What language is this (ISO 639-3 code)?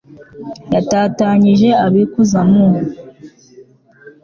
kin